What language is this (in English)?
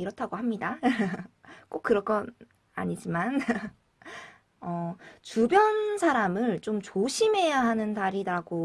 Korean